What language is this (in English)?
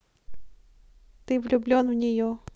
Russian